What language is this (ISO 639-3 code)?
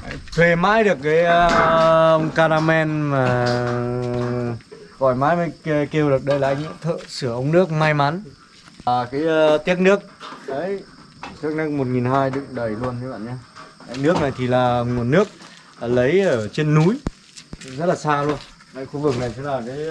vie